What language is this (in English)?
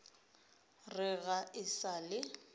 Northern Sotho